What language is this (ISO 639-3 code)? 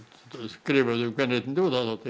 isl